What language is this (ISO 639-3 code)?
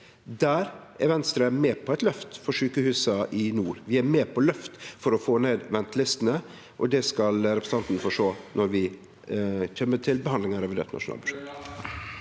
nor